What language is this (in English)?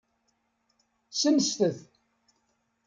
Kabyle